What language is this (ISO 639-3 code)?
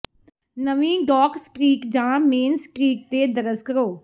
pan